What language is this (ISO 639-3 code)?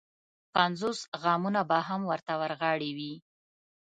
pus